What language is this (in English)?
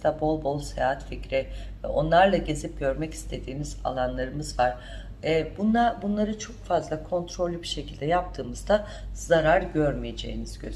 Turkish